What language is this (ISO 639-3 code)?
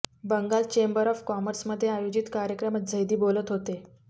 mar